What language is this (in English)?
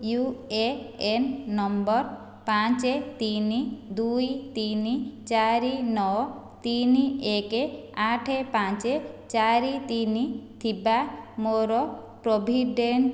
Odia